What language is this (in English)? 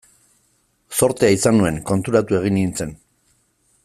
Basque